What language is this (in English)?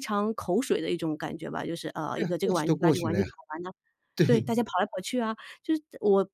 Chinese